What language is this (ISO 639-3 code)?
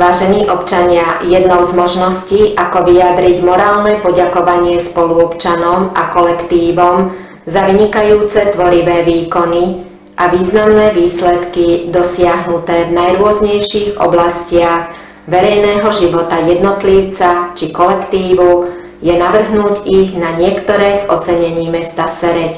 slk